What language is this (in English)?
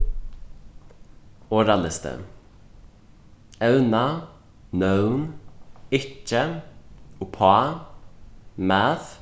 Faroese